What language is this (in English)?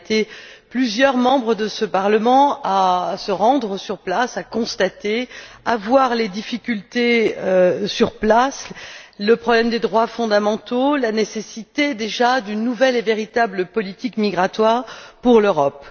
French